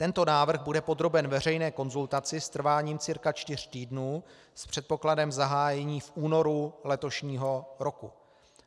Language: Czech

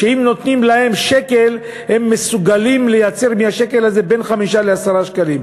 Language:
Hebrew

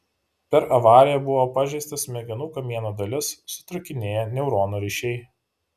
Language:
Lithuanian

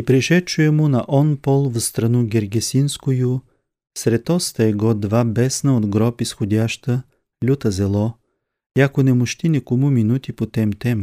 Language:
Bulgarian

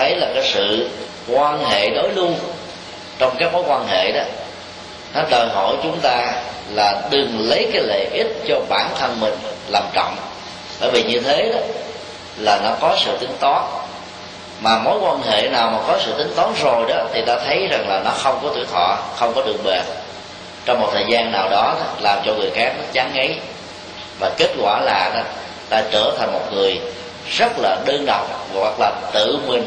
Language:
Vietnamese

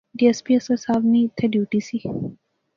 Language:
Pahari-Potwari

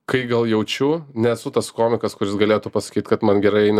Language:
Lithuanian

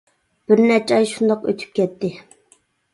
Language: Uyghur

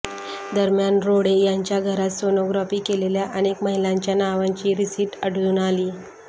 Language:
Marathi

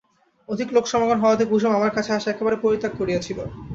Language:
Bangla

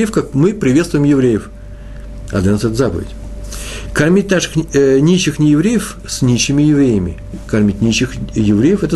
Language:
Russian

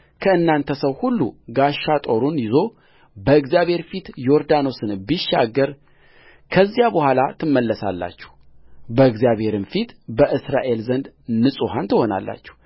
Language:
Amharic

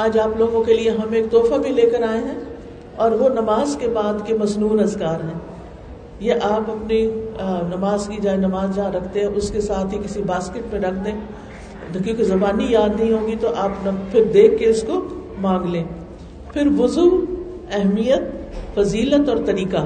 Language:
Urdu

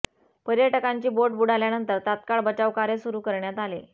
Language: Marathi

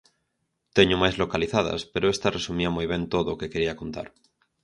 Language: Galician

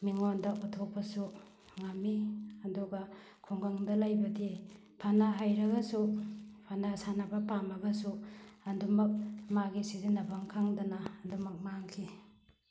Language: Manipuri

